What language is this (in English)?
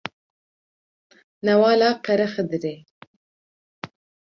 Kurdish